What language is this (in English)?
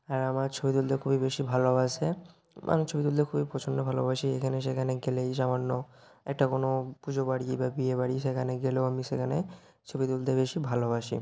Bangla